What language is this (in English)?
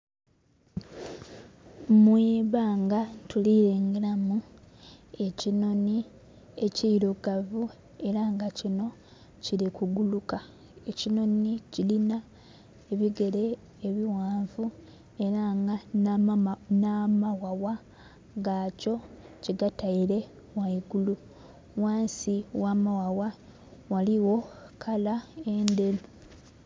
Soga